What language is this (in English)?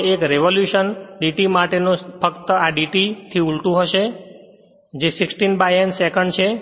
Gujarati